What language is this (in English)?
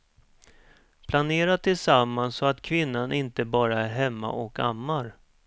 Swedish